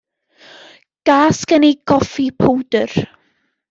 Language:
Welsh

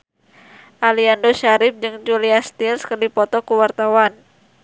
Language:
Sundanese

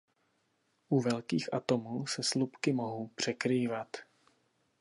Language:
Czech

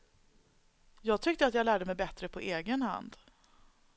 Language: Swedish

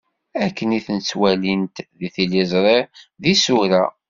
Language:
Kabyle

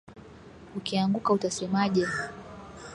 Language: Swahili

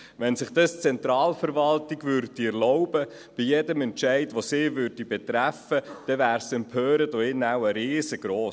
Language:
Swiss German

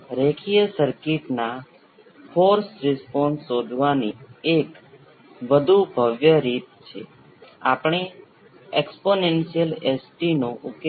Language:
Gujarati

